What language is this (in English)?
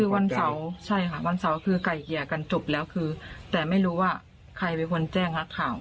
Thai